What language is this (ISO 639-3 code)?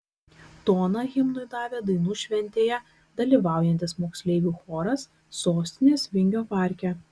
lit